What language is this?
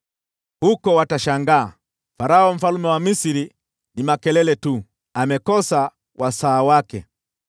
Swahili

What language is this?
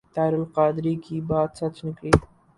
Urdu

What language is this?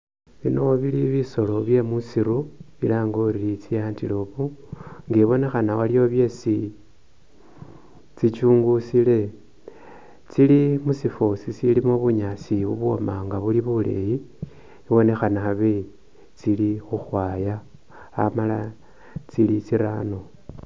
Masaaba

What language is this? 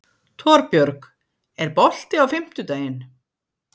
Icelandic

